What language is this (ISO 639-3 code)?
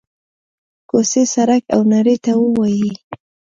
pus